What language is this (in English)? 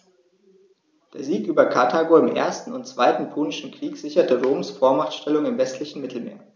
German